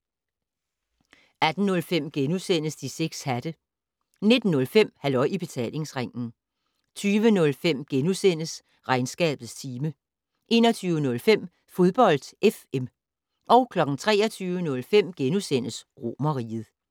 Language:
Danish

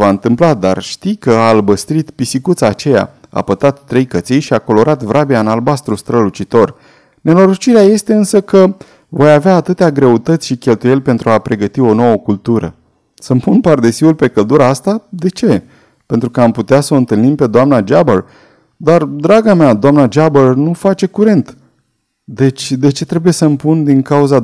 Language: Romanian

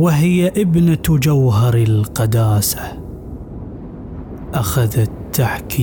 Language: Arabic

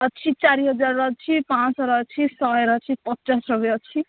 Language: Odia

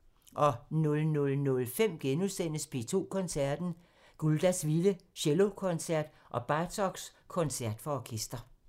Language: Danish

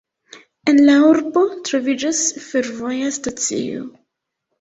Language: Esperanto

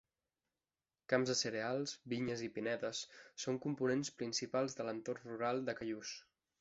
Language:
Catalan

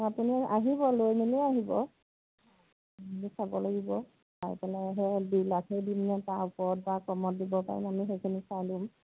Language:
Assamese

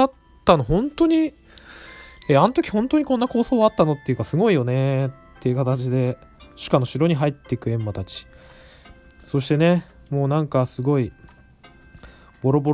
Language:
Japanese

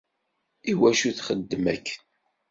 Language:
Kabyle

